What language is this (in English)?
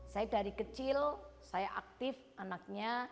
Indonesian